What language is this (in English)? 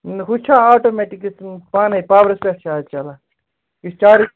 Kashmiri